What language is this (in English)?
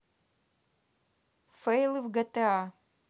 Russian